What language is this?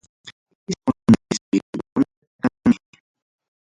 Ayacucho Quechua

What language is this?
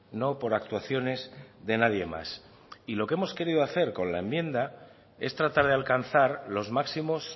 Spanish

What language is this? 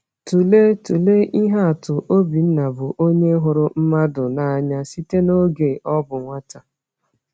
Igbo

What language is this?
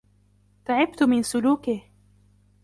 Arabic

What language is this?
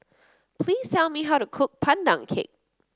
English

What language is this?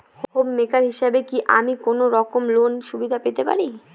Bangla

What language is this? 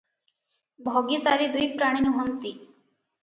Odia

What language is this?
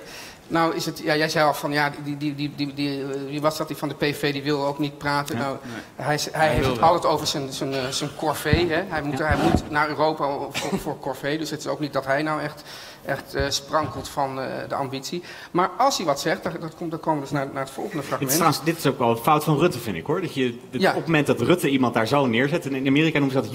Dutch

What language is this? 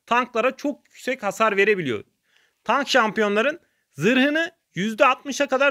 Turkish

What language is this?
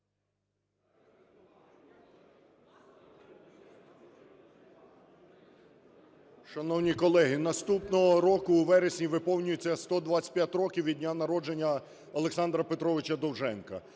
Ukrainian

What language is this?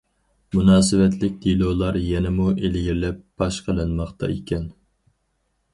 Uyghur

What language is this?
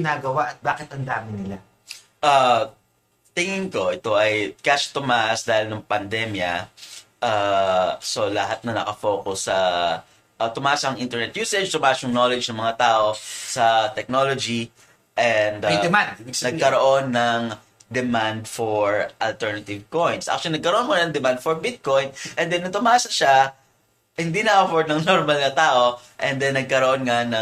Filipino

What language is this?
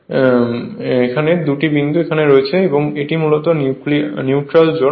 Bangla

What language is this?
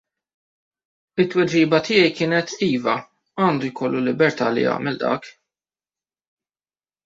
Maltese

